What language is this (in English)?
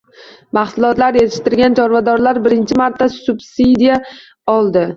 Uzbek